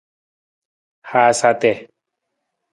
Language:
Nawdm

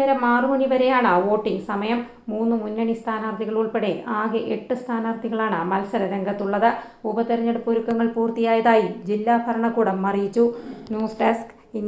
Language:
Romanian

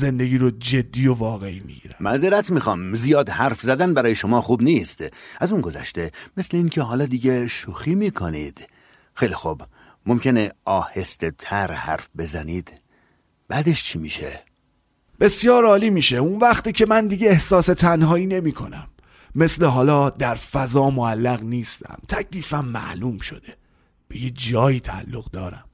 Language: Persian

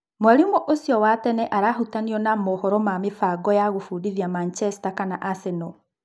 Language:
Kikuyu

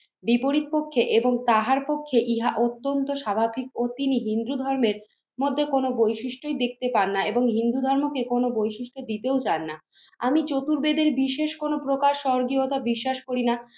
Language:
Bangla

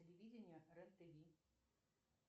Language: Russian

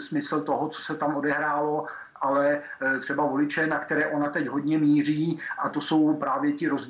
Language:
Czech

